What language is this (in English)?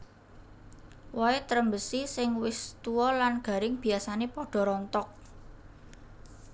Javanese